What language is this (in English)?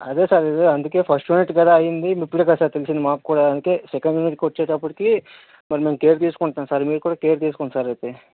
Telugu